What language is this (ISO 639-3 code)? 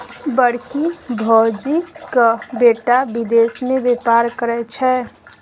mai